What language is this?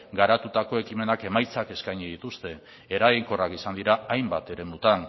Basque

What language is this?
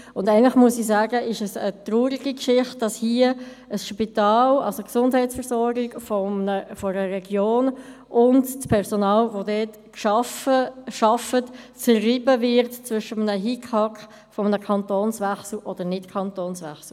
Swiss German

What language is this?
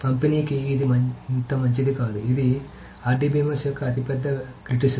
Telugu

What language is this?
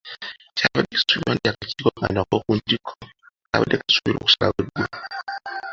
Ganda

